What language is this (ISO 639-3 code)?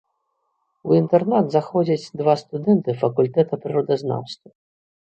bel